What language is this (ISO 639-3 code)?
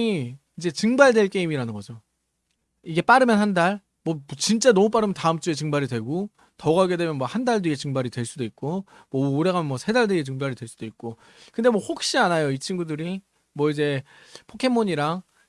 kor